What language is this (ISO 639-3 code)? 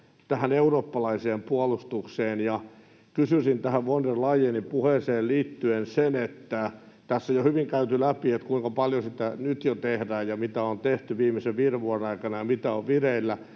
fin